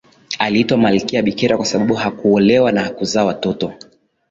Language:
Swahili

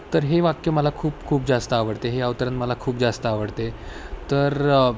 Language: Marathi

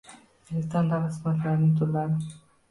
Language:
Uzbek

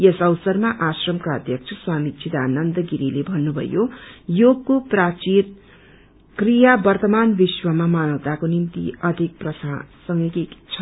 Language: Nepali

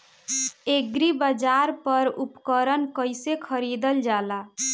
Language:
Bhojpuri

